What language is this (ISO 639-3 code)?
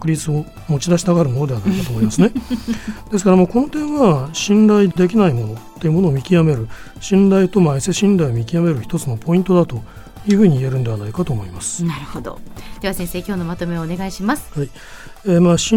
jpn